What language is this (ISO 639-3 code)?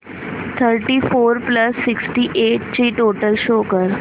mar